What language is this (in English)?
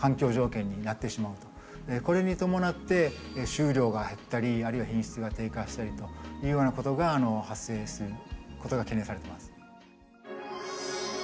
Japanese